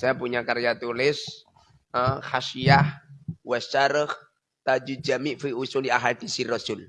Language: Indonesian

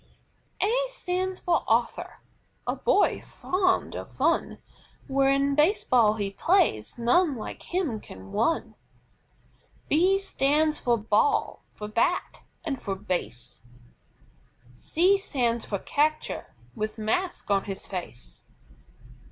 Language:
English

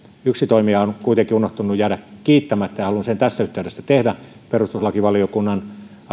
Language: Finnish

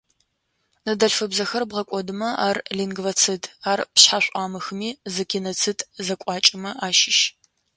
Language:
Adyghe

